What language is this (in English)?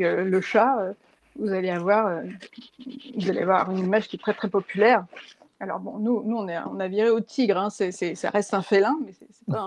French